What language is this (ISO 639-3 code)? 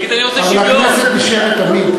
heb